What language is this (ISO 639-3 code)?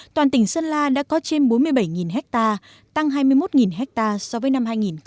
vie